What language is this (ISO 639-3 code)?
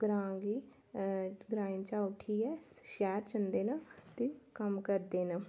doi